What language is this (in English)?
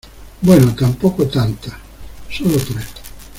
Spanish